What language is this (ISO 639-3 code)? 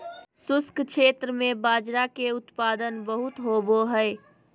mag